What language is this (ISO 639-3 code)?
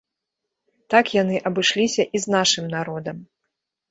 bel